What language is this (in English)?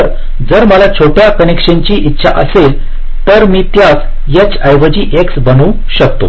Marathi